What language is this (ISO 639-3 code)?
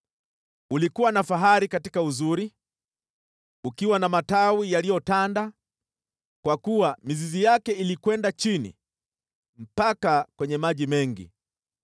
swa